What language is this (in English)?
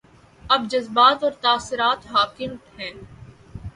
Urdu